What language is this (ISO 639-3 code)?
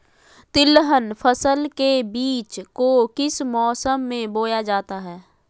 mag